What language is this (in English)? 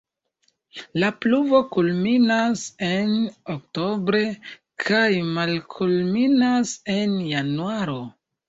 Esperanto